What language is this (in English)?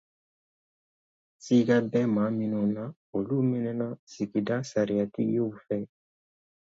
Dyula